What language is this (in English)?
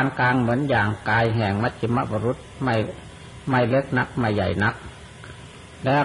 Thai